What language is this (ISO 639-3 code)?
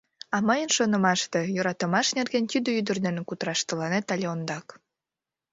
chm